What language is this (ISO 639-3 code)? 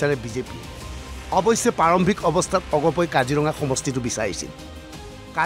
ben